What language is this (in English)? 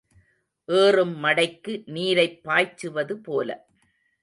Tamil